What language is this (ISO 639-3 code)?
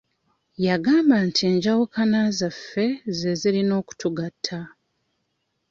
lug